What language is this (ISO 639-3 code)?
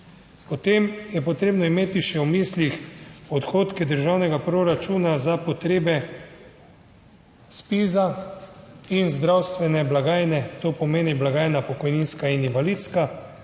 slv